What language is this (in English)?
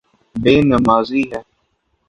Urdu